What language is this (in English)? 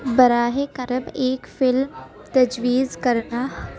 Urdu